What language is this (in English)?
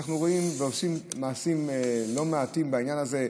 Hebrew